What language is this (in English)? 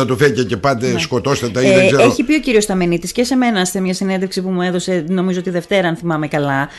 Greek